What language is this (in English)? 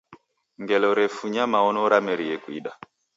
Taita